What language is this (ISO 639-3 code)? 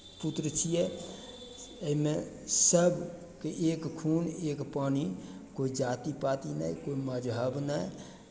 mai